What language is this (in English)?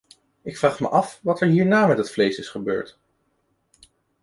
Dutch